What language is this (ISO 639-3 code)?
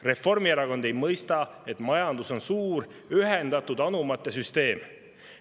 est